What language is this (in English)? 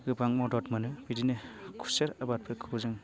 Bodo